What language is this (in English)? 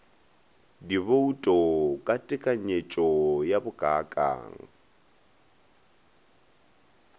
Northern Sotho